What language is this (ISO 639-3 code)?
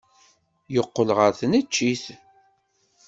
kab